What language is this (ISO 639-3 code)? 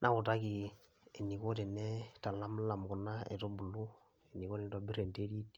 mas